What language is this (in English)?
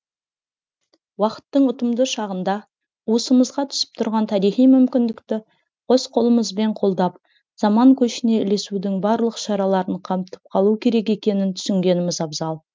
Kazakh